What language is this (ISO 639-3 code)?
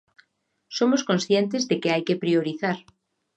glg